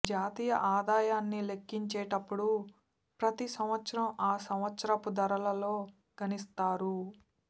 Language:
Telugu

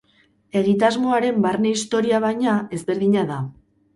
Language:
Basque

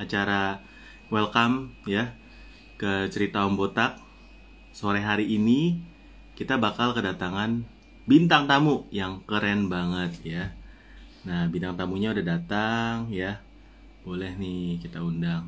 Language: Indonesian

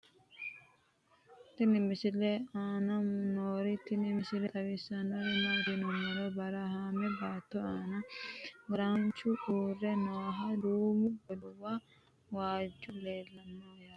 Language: Sidamo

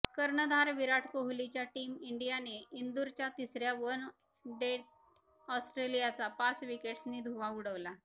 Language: Marathi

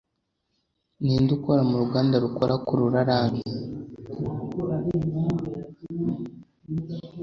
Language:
Kinyarwanda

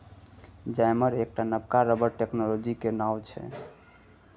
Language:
Maithili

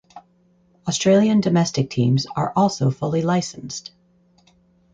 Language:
English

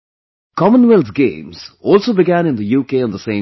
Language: English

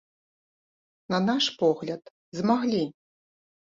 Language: Belarusian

